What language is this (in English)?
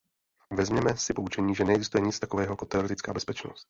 Czech